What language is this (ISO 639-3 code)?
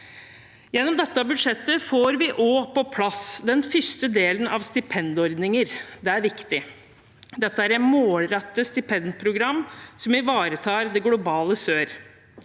nor